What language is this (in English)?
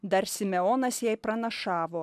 Lithuanian